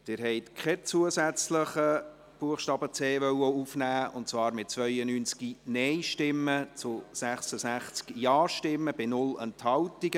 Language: Swiss German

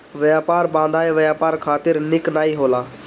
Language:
Bhojpuri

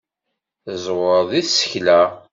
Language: Kabyle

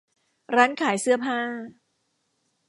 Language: Thai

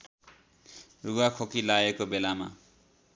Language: Nepali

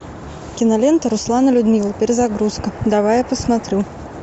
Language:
Russian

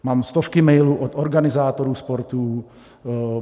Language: Czech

